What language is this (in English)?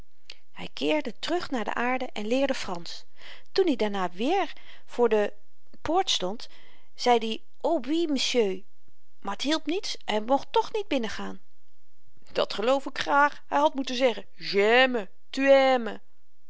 Dutch